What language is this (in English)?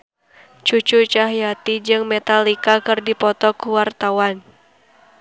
Sundanese